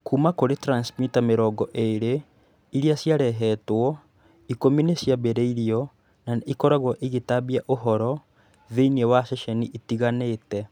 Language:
Kikuyu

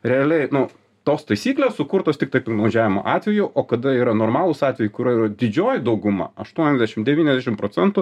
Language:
Lithuanian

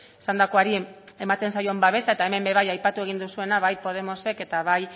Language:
Basque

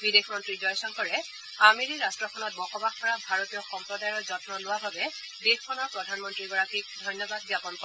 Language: Assamese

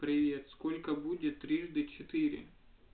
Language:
Russian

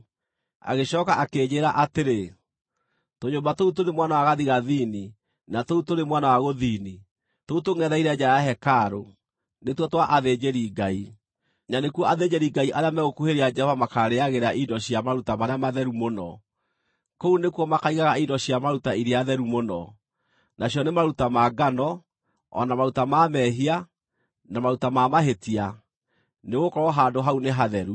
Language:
Kikuyu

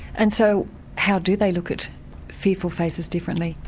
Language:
English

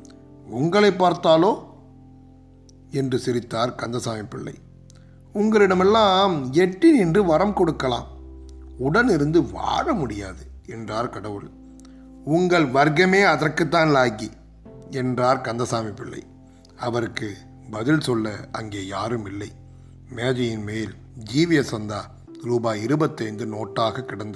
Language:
Tamil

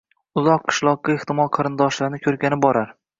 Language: Uzbek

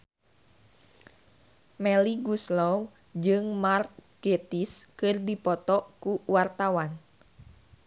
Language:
Sundanese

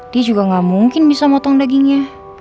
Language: Indonesian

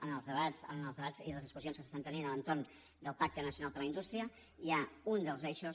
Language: Catalan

